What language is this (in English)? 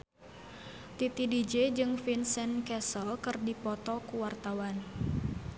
Sundanese